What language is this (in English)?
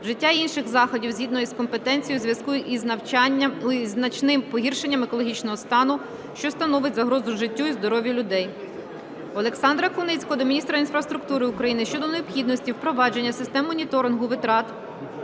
Ukrainian